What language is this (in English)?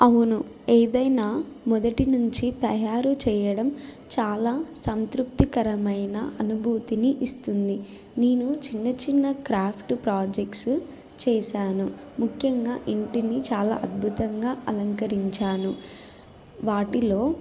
Telugu